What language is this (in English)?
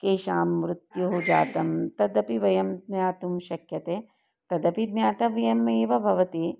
Sanskrit